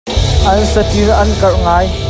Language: Hakha Chin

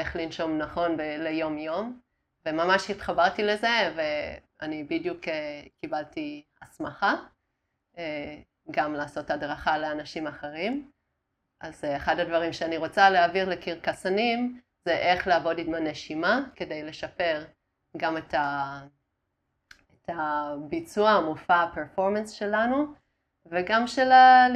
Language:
Hebrew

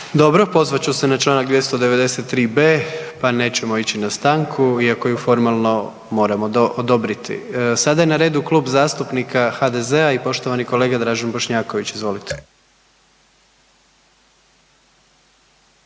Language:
Croatian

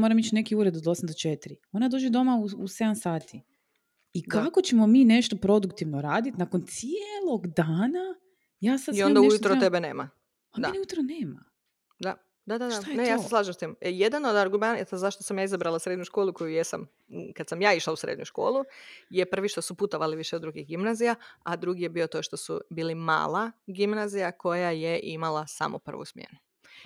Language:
Croatian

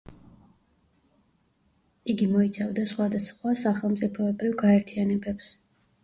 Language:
Georgian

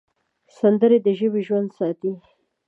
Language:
Pashto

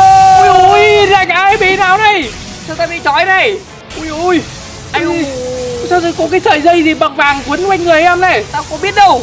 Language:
Vietnamese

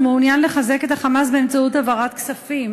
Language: Hebrew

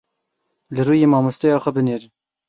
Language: Kurdish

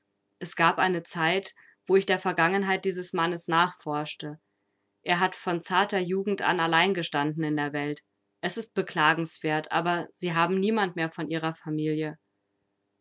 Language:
German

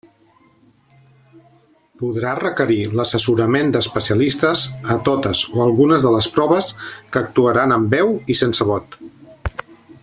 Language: Catalan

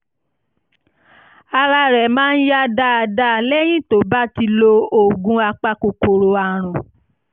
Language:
Yoruba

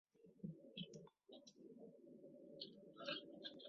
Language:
Chinese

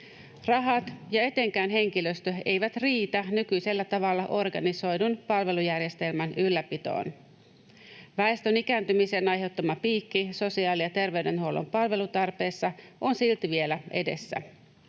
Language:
Finnish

